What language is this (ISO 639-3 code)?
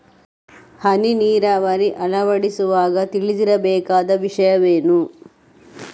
kan